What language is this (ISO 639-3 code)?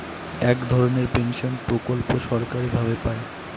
ben